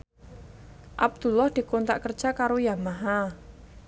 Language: Javanese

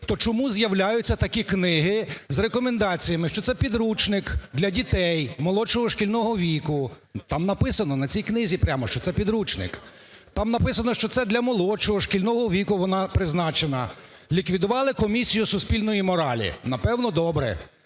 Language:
Ukrainian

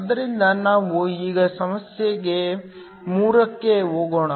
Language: Kannada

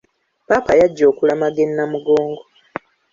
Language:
Ganda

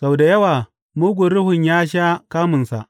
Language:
Hausa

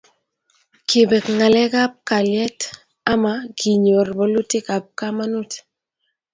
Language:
Kalenjin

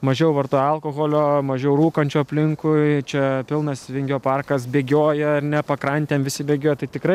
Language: Lithuanian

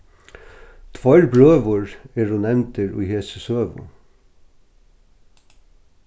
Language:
Faroese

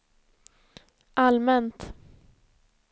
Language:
Swedish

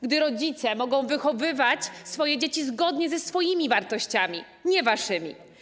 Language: Polish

